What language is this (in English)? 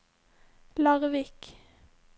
Norwegian